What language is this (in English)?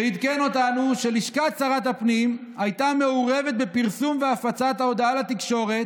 Hebrew